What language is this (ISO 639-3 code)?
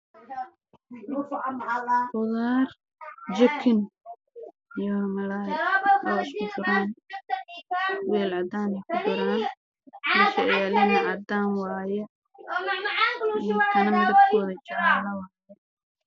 som